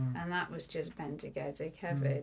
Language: Welsh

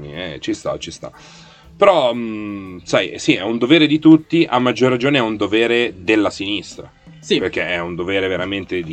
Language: Italian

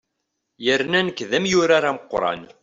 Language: Kabyle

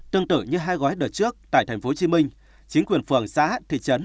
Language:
Vietnamese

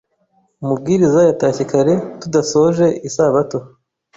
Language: Kinyarwanda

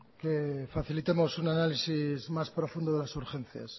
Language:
Spanish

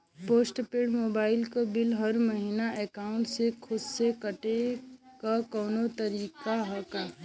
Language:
Bhojpuri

